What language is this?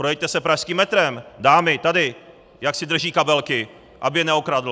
Czech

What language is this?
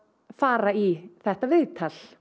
Icelandic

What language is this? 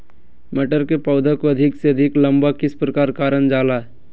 Magahi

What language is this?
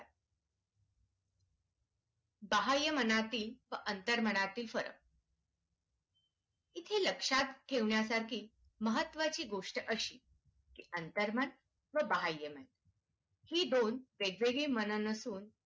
Marathi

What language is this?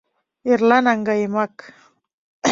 Mari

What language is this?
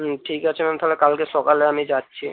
Bangla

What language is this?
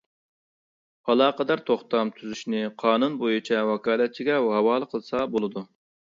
Uyghur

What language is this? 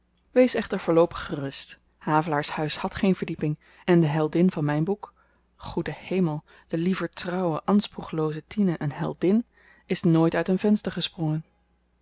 Dutch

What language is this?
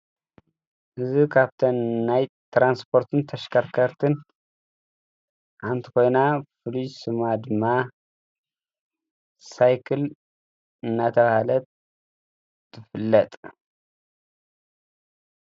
Tigrinya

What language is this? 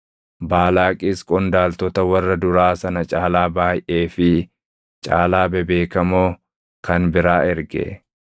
Oromo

